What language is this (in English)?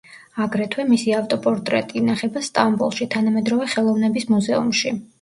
Georgian